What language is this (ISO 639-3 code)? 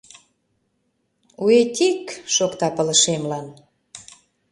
chm